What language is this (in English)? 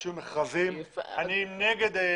Hebrew